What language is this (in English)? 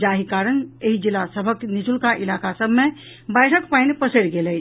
Maithili